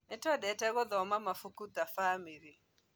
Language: Kikuyu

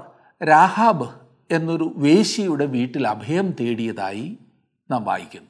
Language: Malayalam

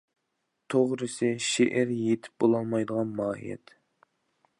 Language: Uyghur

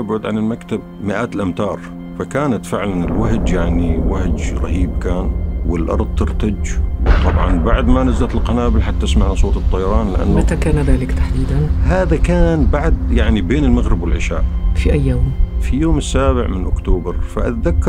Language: Arabic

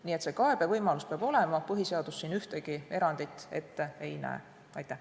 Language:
Estonian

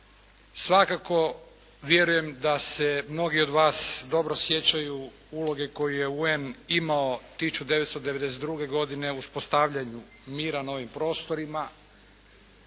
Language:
Croatian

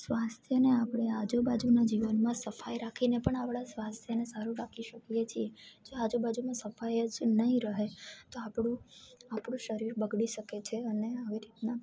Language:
Gujarati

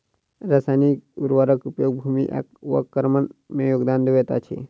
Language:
Maithili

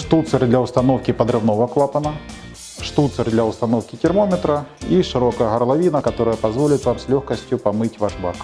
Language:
Russian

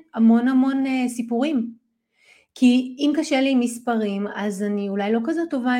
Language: Hebrew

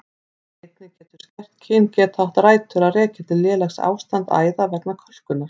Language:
Icelandic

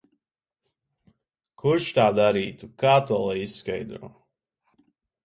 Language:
Latvian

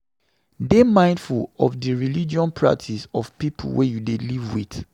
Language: Nigerian Pidgin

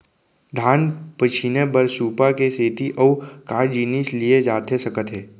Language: Chhattisgarhi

